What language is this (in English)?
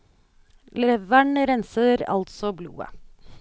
Norwegian